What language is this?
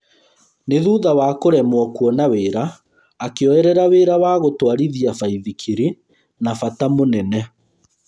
Kikuyu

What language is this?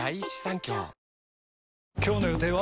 Japanese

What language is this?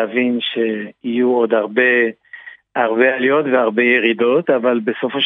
Hebrew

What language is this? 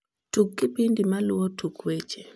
Luo (Kenya and Tanzania)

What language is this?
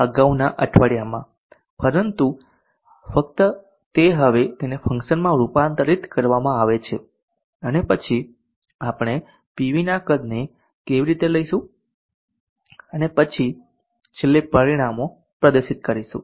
Gujarati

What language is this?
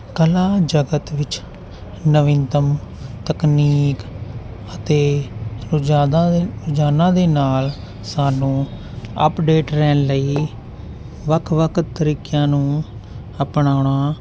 Punjabi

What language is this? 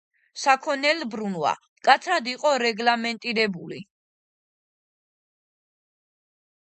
Georgian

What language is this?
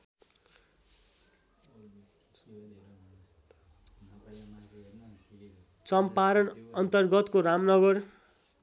Nepali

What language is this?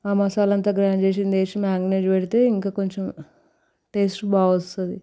Telugu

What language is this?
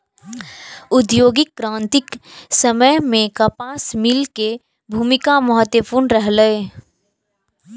Maithili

